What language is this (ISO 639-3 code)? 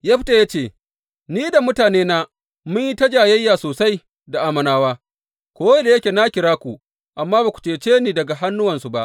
hau